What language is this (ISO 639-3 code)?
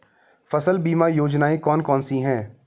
hin